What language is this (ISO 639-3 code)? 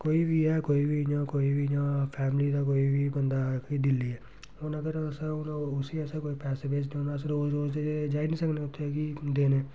doi